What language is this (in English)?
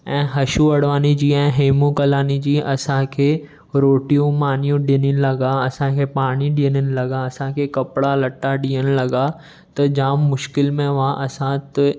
Sindhi